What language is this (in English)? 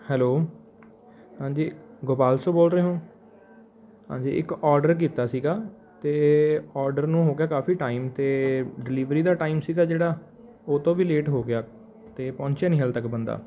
Punjabi